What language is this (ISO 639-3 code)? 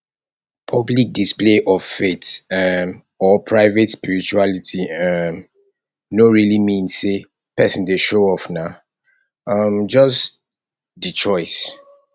pcm